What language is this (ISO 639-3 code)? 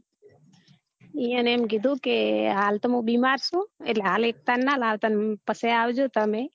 guj